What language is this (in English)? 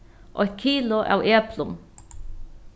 Faroese